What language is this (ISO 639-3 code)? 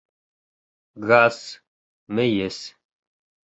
bak